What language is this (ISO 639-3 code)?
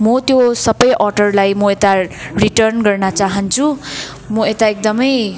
nep